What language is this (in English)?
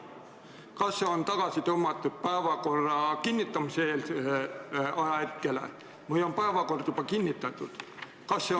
Estonian